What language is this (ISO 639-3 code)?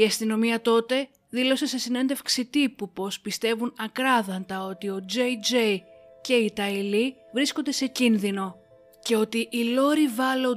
ell